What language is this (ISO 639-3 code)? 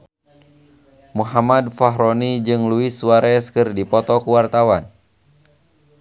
sun